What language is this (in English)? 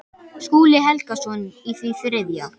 Icelandic